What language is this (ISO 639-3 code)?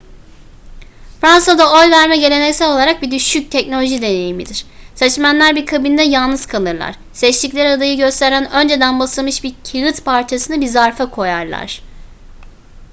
tur